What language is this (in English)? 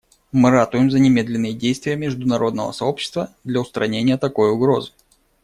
Russian